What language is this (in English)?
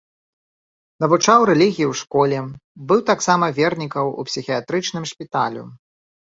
Belarusian